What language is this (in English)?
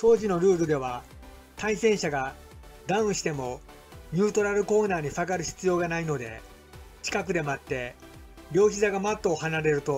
Japanese